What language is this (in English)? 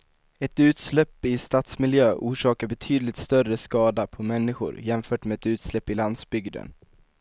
Swedish